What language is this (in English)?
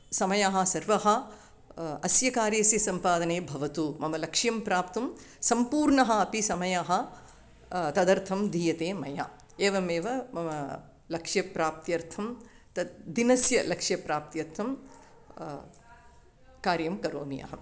Sanskrit